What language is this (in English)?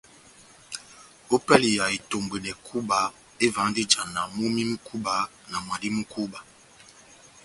Batanga